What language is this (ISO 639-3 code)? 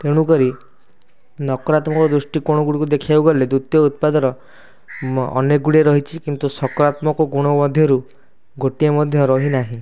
ori